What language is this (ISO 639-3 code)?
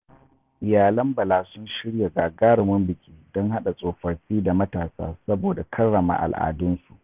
hau